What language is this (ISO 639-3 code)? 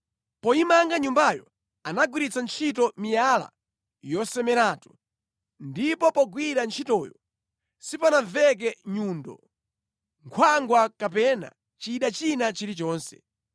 nya